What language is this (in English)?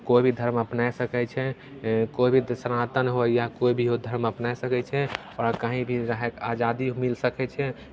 Maithili